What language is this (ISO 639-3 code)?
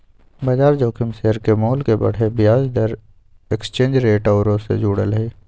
mag